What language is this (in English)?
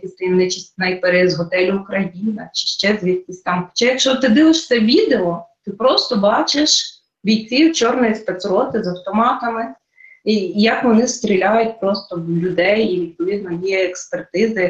Ukrainian